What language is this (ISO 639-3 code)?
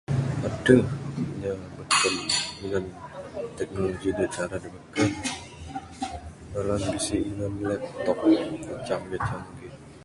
sdo